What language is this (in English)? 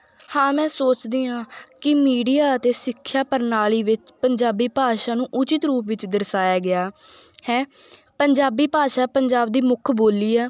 Punjabi